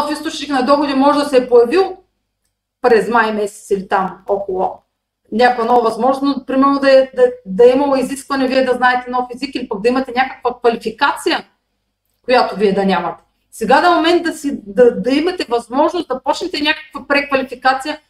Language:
Bulgarian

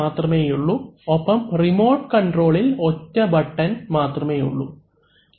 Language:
Malayalam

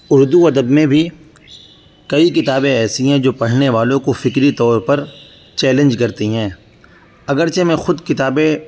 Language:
Urdu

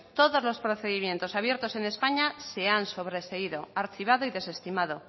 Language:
Spanish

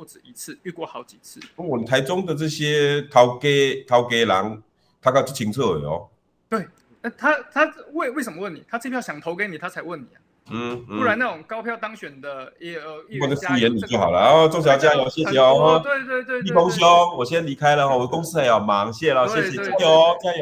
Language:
Chinese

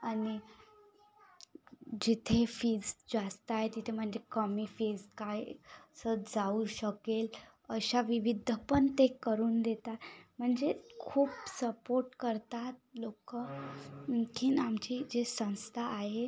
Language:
Marathi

